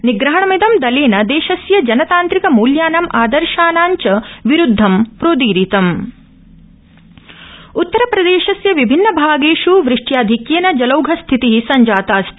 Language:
Sanskrit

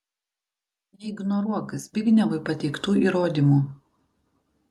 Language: Lithuanian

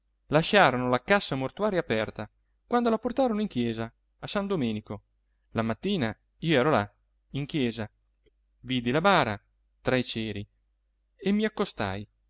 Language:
Italian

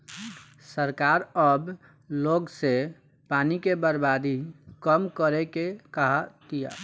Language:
Bhojpuri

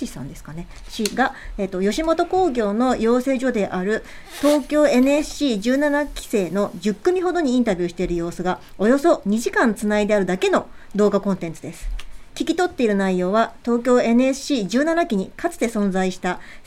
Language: Japanese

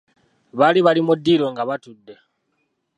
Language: Ganda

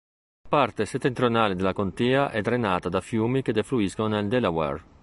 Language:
Italian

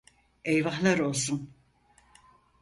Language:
Turkish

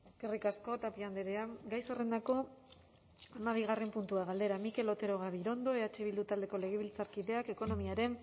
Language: Basque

